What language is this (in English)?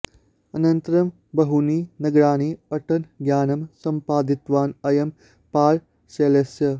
Sanskrit